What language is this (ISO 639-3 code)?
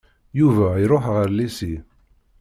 kab